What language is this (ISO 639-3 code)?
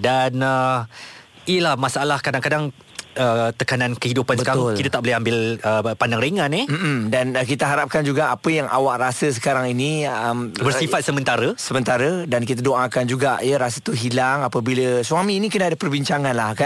msa